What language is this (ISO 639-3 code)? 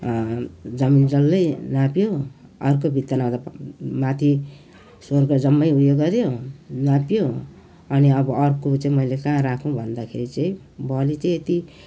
nep